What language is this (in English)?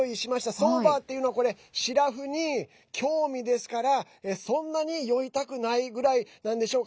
Japanese